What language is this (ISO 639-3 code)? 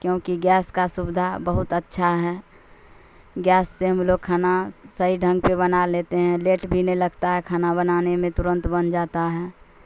urd